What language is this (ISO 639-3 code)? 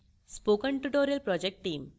hin